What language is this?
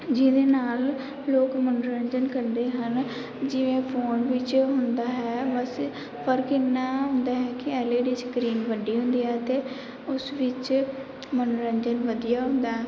Punjabi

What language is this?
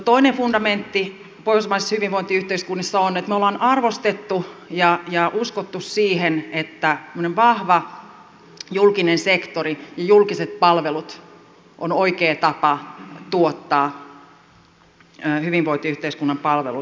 Finnish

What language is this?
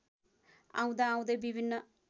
Nepali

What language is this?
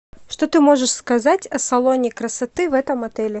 Russian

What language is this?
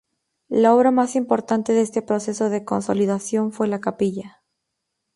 Spanish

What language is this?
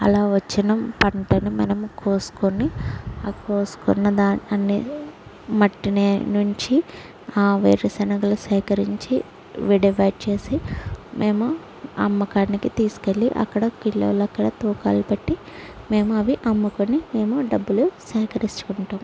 Telugu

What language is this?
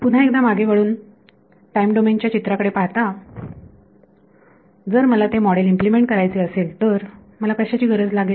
Marathi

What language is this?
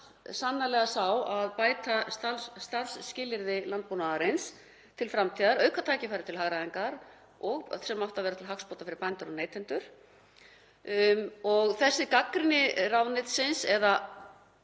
Icelandic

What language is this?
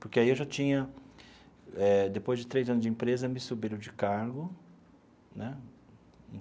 Portuguese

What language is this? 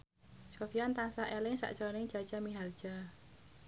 Javanese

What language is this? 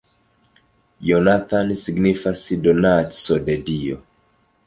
Esperanto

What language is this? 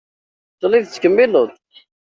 Kabyle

